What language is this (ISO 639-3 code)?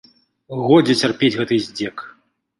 bel